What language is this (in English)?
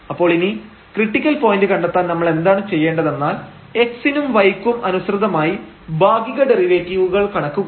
Malayalam